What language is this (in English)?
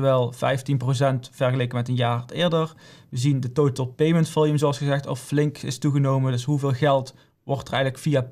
Dutch